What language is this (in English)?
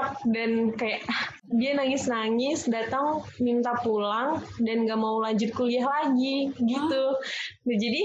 Indonesian